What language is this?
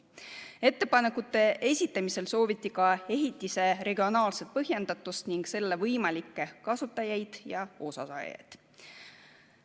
Estonian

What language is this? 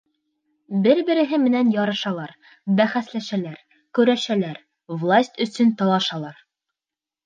Bashkir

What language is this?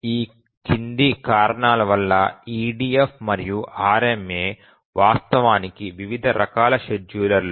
Telugu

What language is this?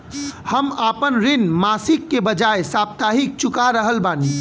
Bhojpuri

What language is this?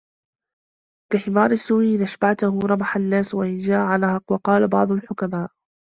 Arabic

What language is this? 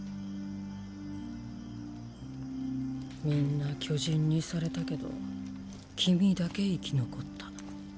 Japanese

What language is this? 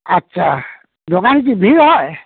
Bangla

